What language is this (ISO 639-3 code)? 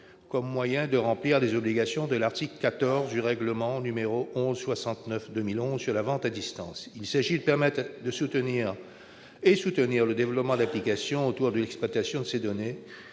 fra